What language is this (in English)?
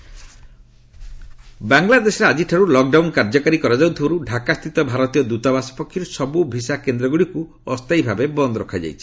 Odia